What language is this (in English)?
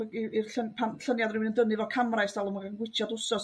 Welsh